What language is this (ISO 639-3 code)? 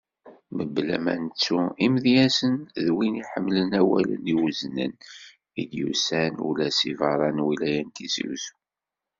kab